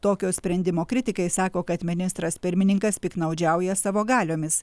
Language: Lithuanian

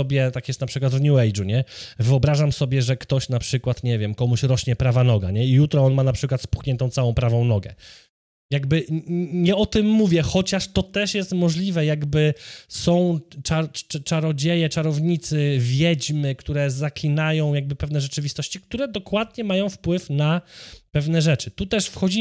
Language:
Polish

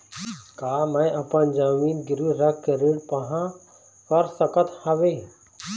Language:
Chhattisgarhi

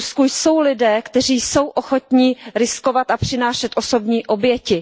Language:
Czech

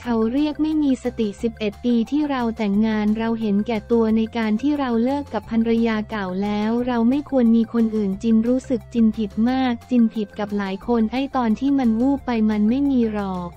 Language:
Thai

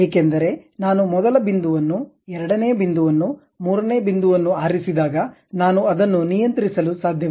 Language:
Kannada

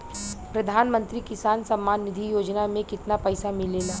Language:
Bhojpuri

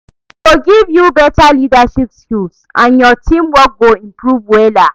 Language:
Nigerian Pidgin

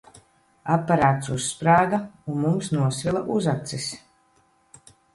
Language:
Latvian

